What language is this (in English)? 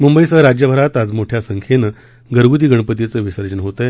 Marathi